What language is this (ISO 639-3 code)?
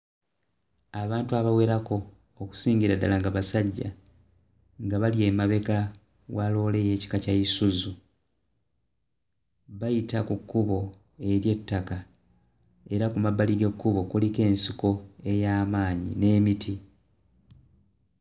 lug